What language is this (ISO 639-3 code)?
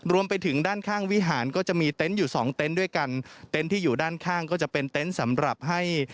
tha